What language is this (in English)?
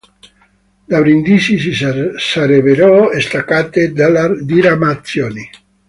Italian